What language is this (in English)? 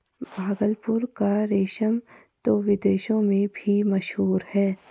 Hindi